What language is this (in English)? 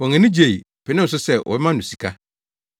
Akan